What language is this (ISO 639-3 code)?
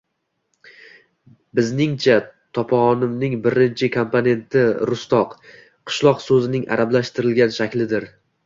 uzb